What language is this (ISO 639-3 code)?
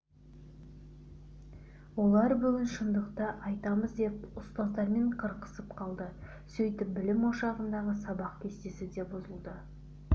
kaz